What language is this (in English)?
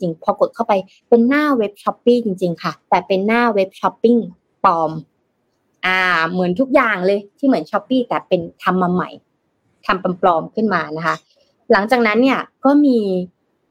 Thai